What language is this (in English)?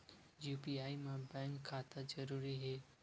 Chhattisgarhi